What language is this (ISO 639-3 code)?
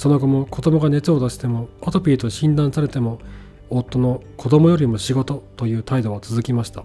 jpn